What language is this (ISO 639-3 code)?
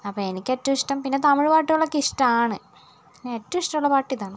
mal